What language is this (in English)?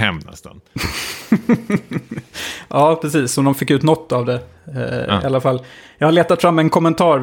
Swedish